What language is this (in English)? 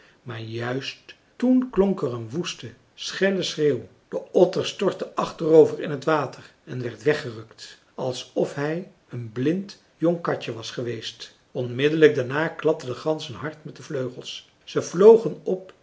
Dutch